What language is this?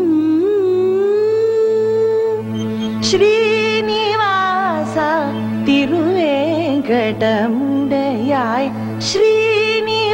Hindi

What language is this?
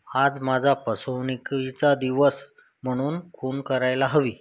Marathi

